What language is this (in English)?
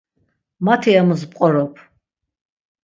Laz